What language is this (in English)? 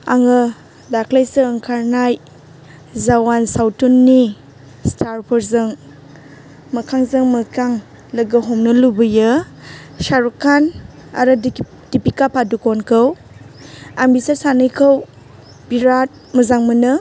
Bodo